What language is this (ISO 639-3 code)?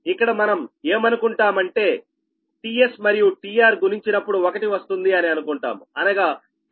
tel